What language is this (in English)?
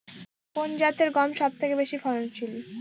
Bangla